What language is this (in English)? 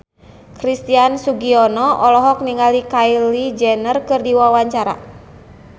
Sundanese